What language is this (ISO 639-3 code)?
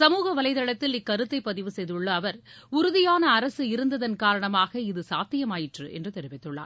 tam